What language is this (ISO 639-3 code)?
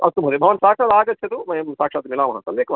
san